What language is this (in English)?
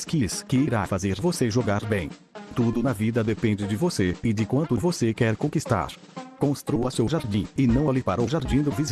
Portuguese